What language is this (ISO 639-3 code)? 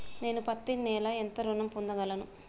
tel